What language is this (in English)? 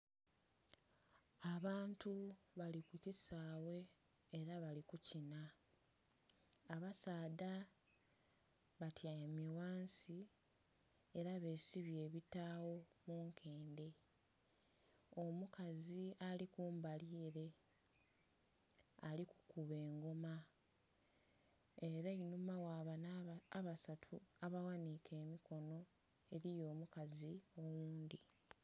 Soga